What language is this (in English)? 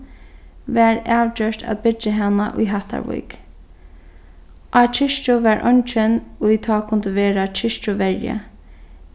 Faroese